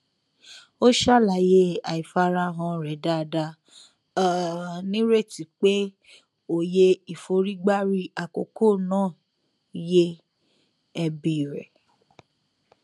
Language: Yoruba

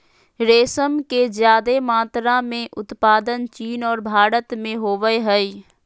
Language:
Magahi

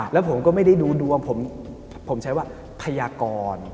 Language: Thai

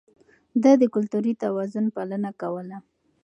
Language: Pashto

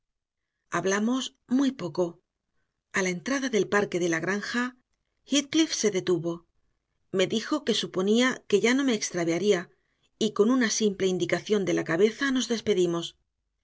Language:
Spanish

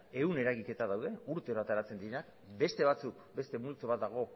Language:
Basque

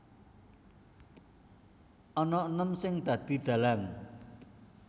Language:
Javanese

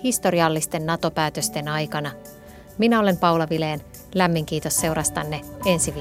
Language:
Finnish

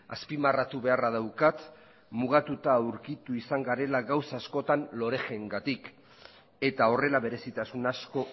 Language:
Basque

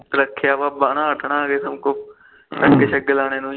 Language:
Punjabi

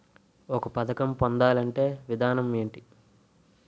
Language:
Telugu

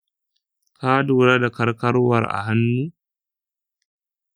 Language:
Hausa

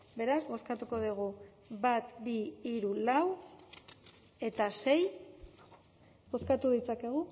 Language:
Basque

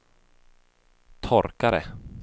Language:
Swedish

